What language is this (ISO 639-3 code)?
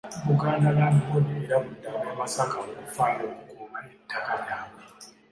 lug